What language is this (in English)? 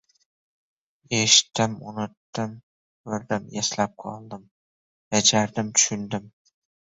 Uzbek